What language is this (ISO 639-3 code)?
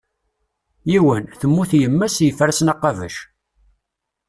kab